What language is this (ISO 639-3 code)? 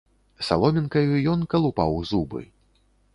bel